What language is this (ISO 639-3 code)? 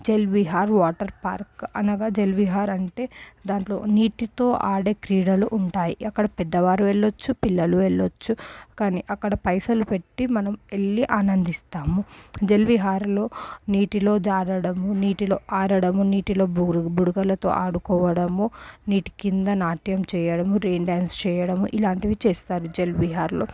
tel